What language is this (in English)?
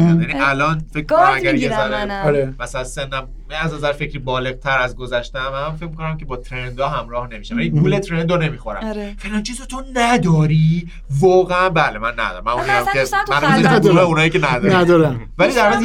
Persian